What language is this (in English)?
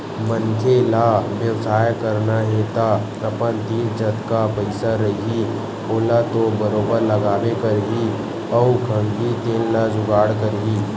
Chhattisgarhi